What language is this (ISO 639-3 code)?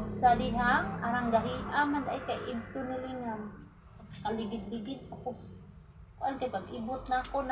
fil